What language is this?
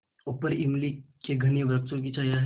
Hindi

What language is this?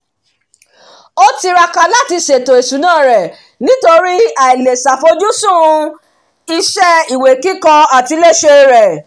Yoruba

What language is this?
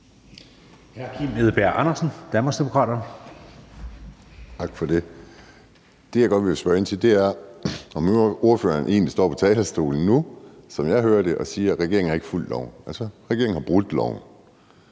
Danish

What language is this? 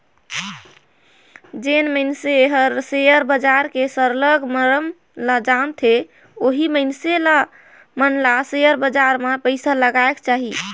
Chhattisgarhi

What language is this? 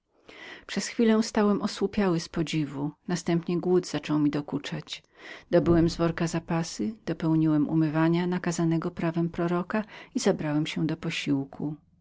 Polish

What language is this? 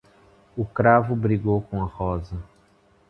Portuguese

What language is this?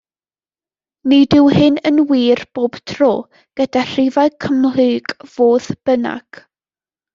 Welsh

